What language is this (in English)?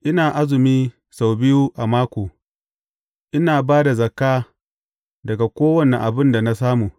Hausa